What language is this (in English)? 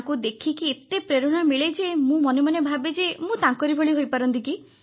Odia